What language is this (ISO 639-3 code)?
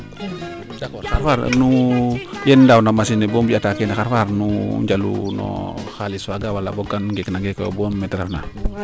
srr